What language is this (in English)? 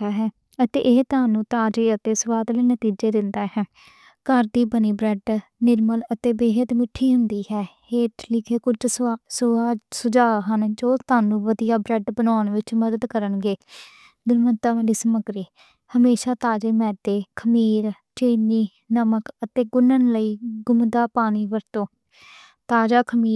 Western Panjabi